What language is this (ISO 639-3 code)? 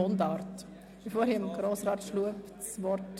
gsw